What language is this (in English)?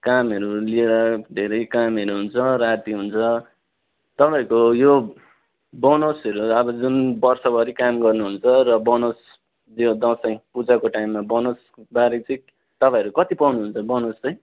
Nepali